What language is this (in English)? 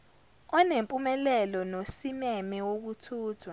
Zulu